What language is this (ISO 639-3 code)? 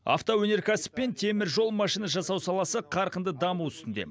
kaz